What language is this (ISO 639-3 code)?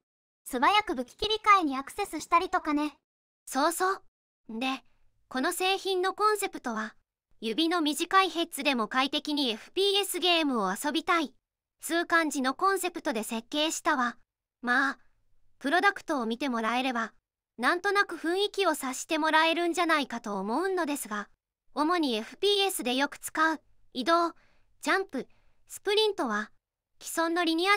jpn